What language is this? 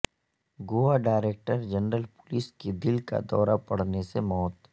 Urdu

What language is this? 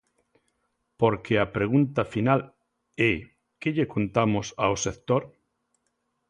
Galician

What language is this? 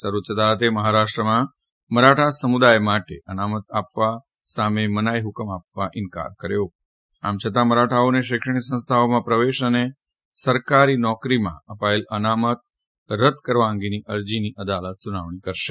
Gujarati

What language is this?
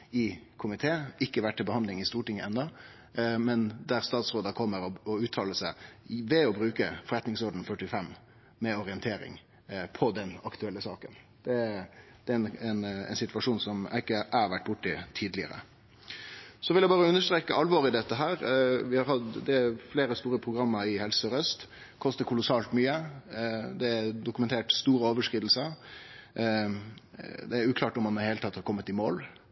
Norwegian Nynorsk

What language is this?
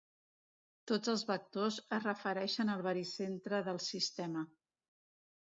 Catalan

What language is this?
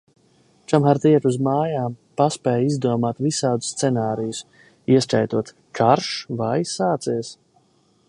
Latvian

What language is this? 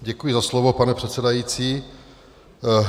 Czech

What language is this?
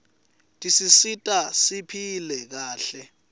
Swati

